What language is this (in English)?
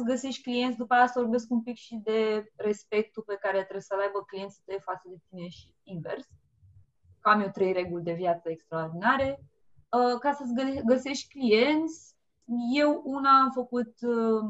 Romanian